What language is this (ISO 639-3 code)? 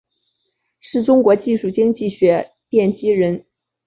zho